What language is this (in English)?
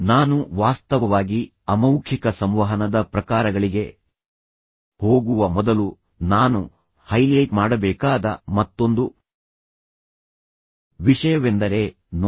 Kannada